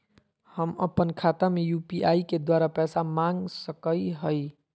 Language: Magahi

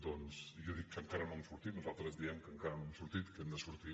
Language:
Catalan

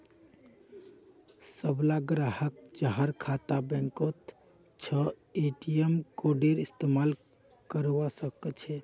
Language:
Magahi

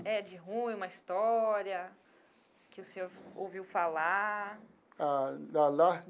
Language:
Portuguese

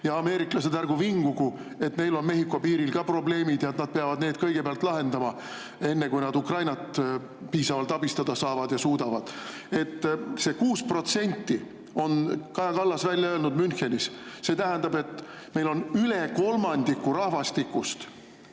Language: Estonian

